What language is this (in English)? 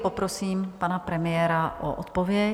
Czech